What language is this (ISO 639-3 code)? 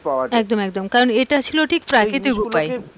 ben